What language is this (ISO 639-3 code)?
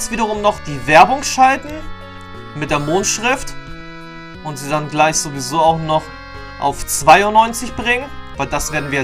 deu